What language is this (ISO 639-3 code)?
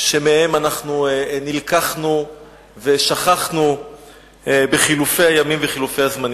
heb